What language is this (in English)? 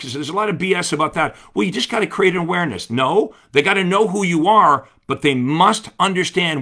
English